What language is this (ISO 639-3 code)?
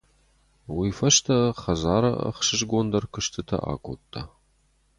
oss